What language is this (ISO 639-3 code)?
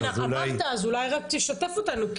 heb